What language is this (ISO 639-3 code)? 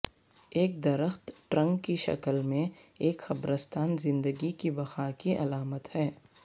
urd